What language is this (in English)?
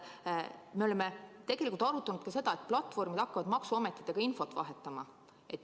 Estonian